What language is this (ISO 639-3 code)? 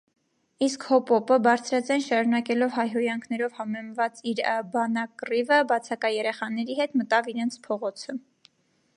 hye